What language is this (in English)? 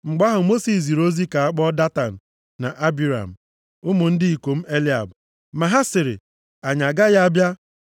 Igbo